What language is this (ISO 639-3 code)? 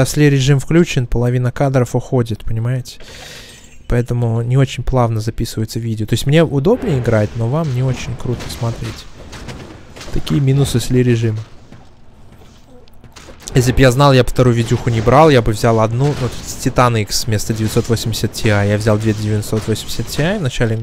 rus